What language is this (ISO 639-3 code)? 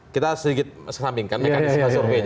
ind